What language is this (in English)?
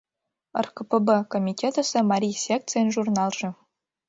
Mari